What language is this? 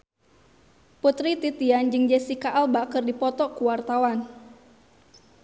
Sundanese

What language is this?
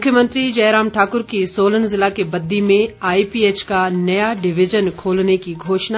Hindi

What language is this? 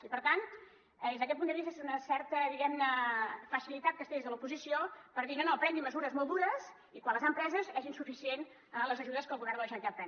Catalan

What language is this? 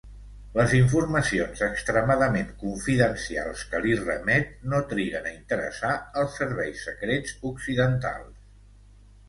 Catalan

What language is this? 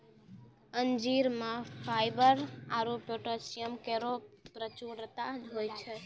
Maithili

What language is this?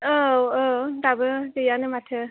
Bodo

